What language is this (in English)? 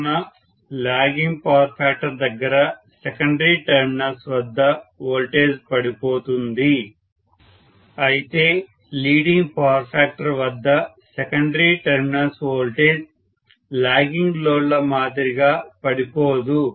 Telugu